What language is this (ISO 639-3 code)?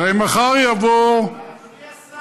heb